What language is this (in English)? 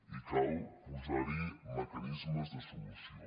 Catalan